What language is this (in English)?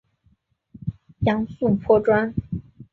Chinese